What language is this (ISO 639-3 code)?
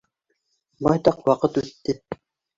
bak